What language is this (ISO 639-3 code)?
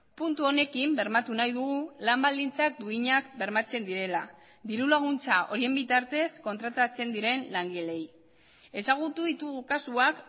eus